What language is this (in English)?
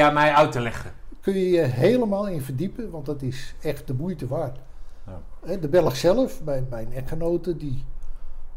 Dutch